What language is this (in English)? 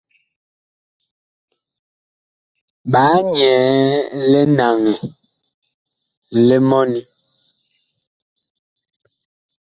Bakoko